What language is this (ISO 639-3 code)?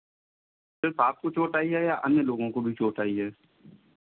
hin